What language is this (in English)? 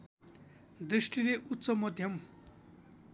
Nepali